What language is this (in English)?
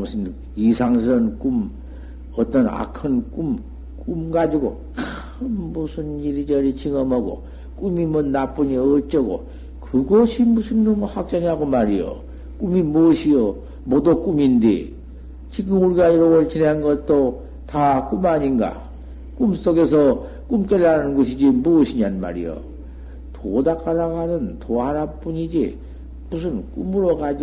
Korean